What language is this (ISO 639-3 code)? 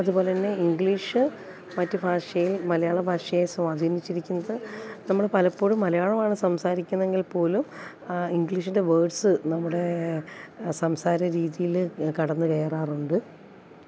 mal